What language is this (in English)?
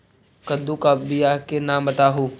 Magahi